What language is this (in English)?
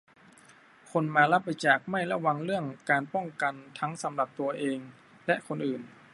Thai